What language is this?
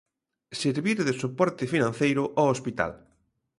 Galician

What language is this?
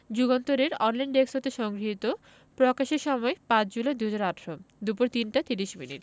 Bangla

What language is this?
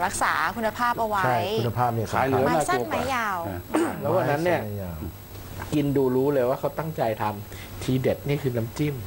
Thai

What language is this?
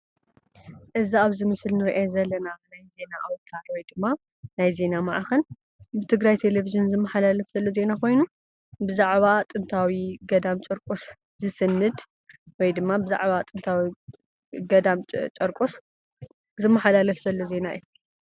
Tigrinya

